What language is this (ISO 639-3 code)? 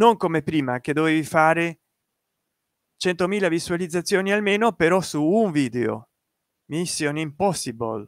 ita